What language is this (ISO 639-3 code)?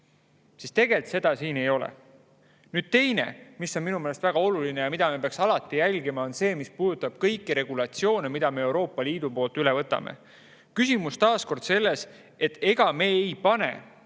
est